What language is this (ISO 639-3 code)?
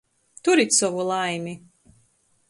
ltg